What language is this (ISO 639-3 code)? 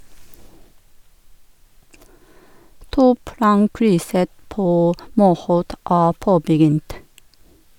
nor